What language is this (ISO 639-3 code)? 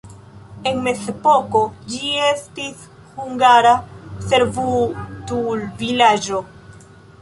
epo